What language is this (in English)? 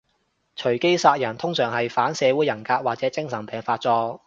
Cantonese